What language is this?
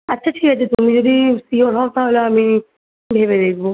Bangla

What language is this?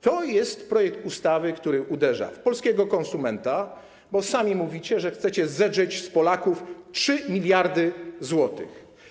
Polish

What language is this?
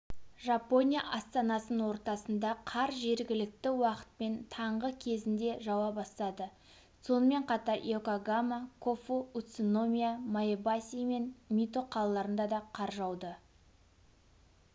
Kazakh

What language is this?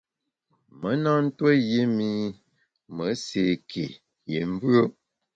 Bamun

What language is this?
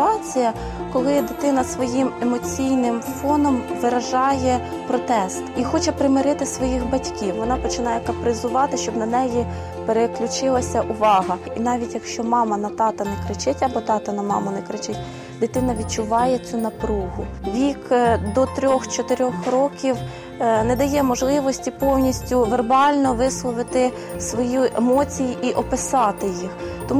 Ukrainian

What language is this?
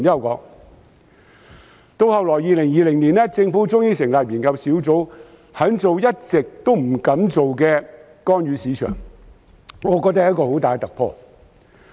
Cantonese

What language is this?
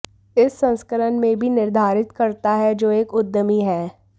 Hindi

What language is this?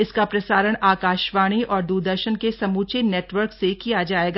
Hindi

